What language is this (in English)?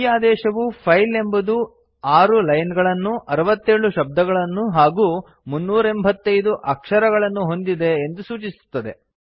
Kannada